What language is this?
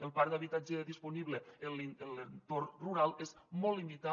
Catalan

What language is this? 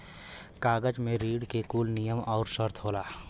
Bhojpuri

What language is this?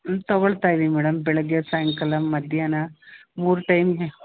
Kannada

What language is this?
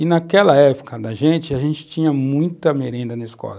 Portuguese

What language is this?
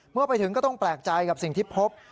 Thai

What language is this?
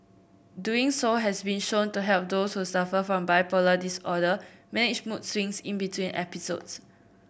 English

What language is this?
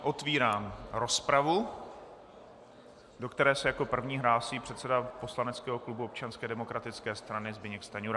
Czech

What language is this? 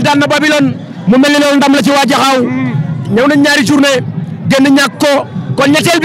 Indonesian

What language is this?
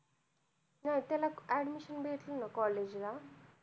Marathi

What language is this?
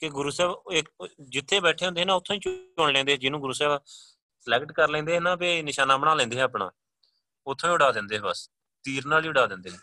Punjabi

